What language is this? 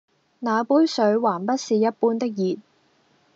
Cantonese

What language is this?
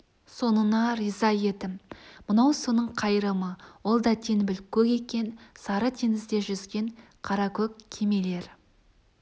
Kazakh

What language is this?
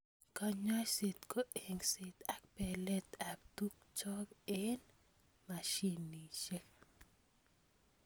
Kalenjin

